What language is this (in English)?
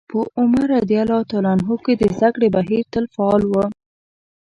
Pashto